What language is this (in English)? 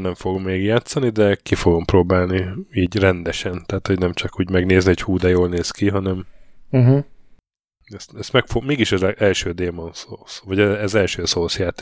Hungarian